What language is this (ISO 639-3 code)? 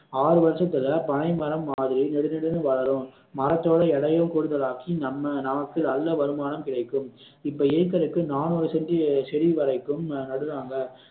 tam